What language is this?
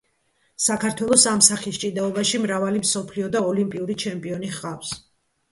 Georgian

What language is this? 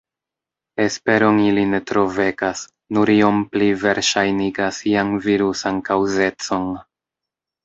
Esperanto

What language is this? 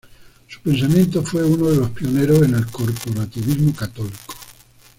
Spanish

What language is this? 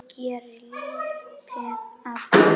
Icelandic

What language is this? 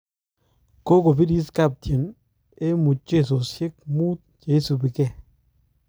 Kalenjin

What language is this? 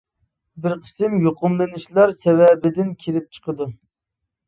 Uyghur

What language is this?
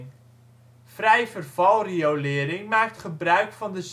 Dutch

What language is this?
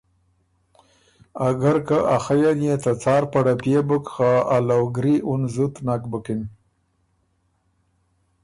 Ormuri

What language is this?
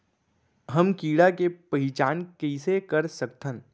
Chhattisgarhi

